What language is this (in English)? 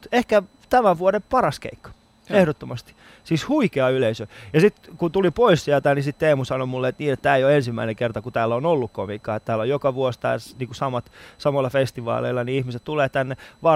Finnish